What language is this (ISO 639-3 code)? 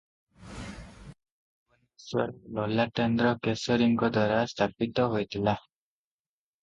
ori